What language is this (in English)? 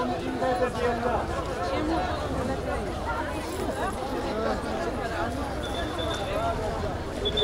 Arabic